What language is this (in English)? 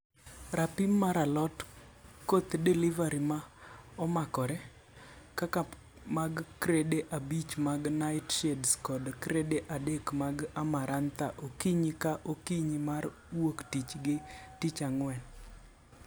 Luo (Kenya and Tanzania)